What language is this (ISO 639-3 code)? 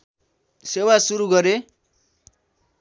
nep